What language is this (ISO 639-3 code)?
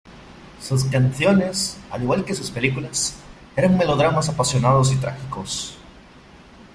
spa